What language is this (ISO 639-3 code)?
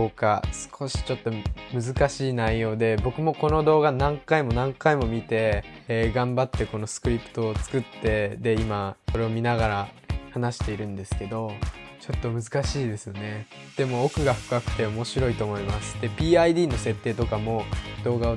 jpn